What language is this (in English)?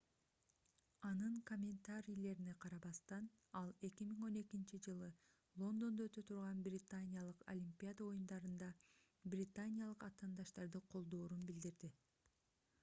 Kyrgyz